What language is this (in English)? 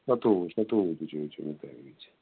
Kashmiri